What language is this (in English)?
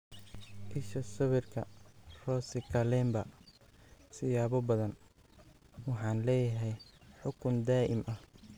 Somali